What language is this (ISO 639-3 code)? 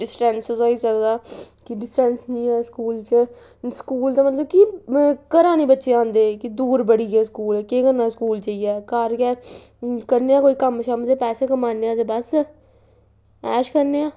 doi